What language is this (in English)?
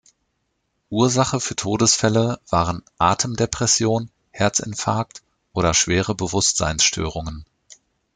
German